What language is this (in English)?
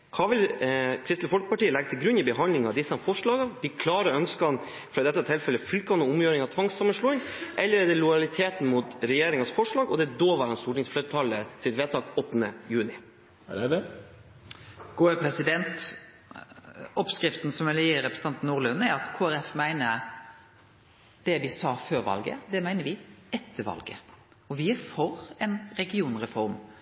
Norwegian